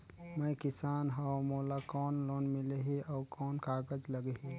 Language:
Chhattisgarhi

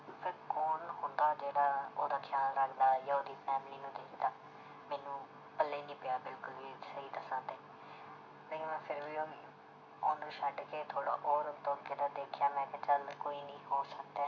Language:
Punjabi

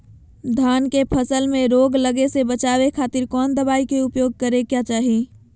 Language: Magahi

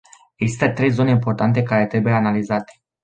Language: Romanian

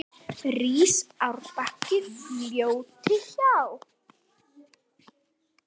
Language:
Icelandic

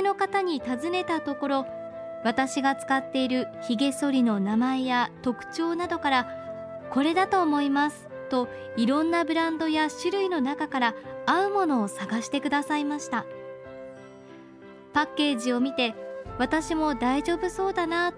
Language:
Japanese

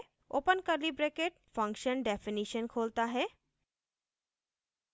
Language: Hindi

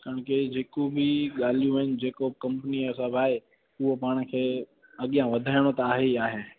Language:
Sindhi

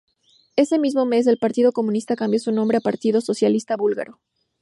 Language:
Spanish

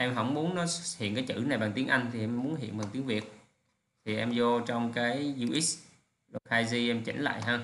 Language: Vietnamese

